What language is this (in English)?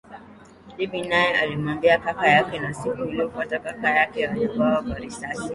Swahili